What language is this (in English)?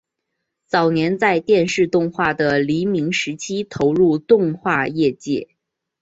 Chinese